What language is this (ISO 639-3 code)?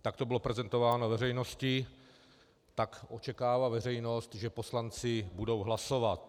ces